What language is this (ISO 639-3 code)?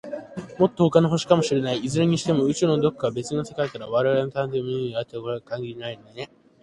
jpn